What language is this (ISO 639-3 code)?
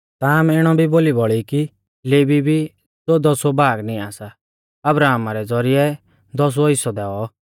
bfz